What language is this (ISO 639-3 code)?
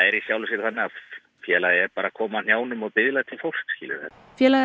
isl